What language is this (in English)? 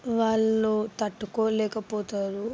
Telugu